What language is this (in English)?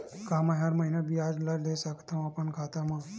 Chhattisgarhi